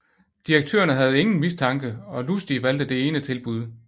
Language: Danish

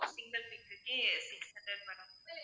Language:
Tamil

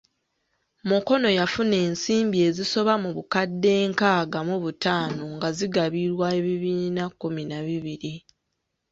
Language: Ganda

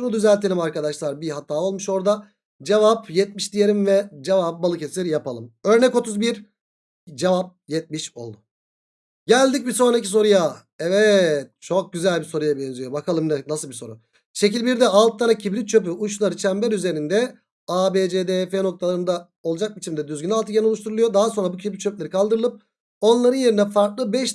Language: Turkish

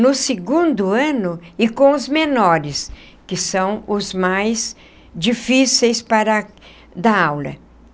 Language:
Portuguese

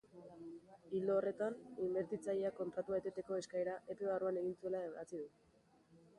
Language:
Basque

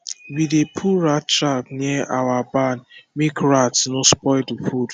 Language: Nigerian Pidgin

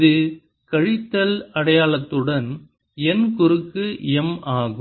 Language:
Tamil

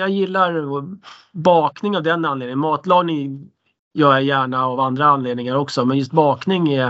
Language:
Swedish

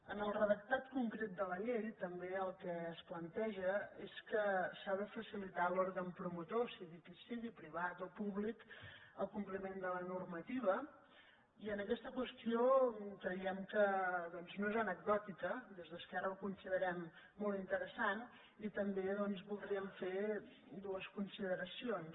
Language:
Catalan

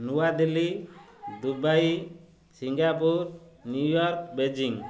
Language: Odia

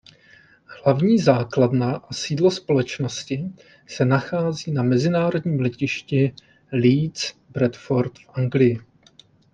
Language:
Czech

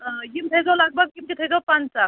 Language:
Kashmiri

